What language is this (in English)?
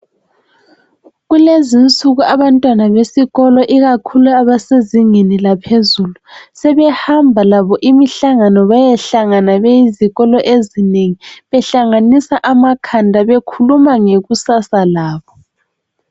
North Ndebele